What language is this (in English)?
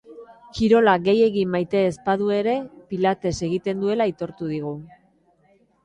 Basque